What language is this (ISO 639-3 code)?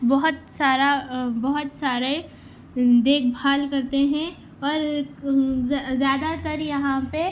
urd